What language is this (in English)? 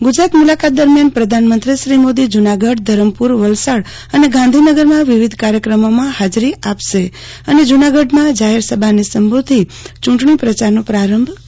Gujarati